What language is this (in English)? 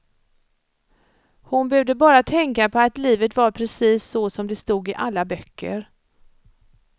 Swedish